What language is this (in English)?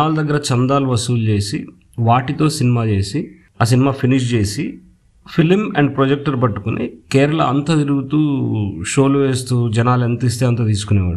Telugu